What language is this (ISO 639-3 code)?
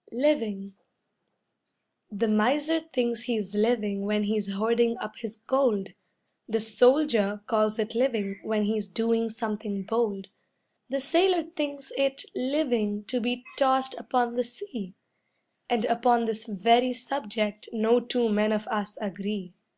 eng